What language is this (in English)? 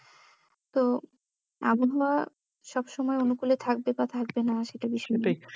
Bangla